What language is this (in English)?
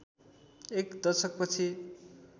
Nepali